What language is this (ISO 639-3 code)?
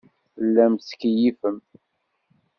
kab